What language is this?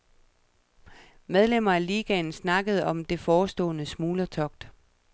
Danish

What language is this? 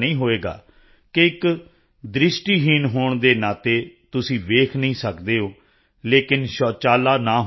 Punjabi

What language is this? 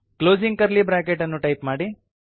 Kannada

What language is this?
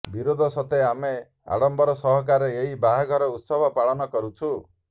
Odia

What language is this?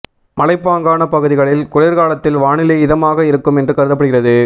Tamil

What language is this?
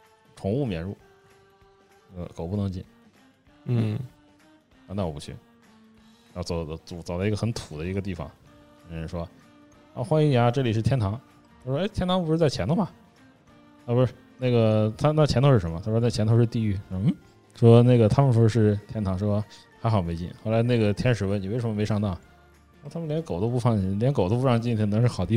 Chinese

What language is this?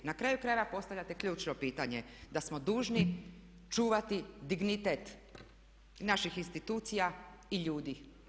Croatian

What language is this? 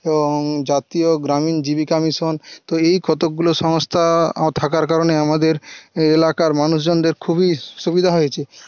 Bangla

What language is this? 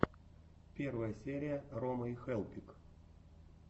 Russian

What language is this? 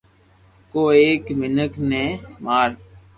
Loarki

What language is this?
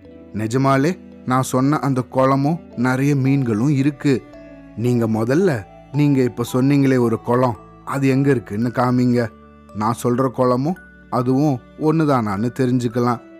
Tamil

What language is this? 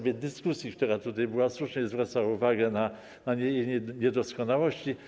Polish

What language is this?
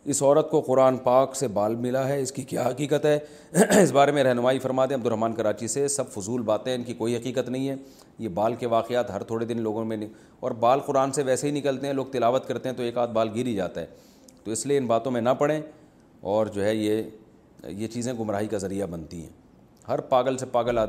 Urdu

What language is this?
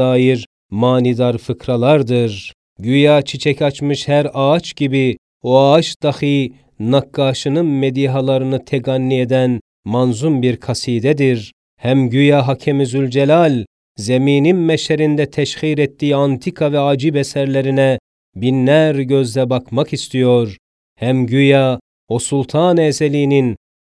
Turkish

